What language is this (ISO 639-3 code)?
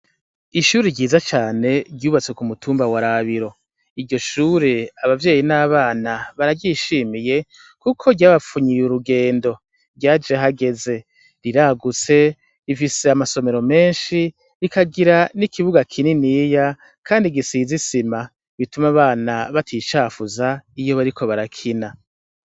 run